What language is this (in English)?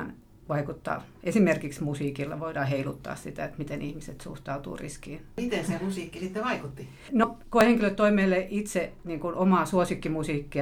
Finnish